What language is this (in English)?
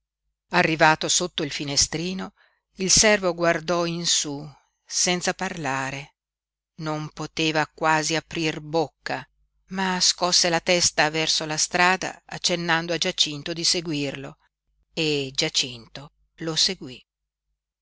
Italian